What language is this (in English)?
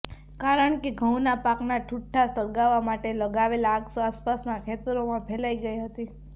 Gujarati